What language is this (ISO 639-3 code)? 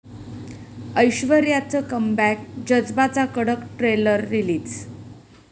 mar